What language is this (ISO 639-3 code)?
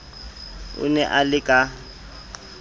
sot